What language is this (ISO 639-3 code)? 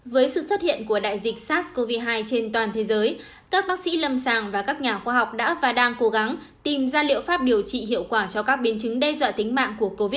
vie